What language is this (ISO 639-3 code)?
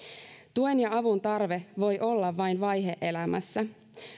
fin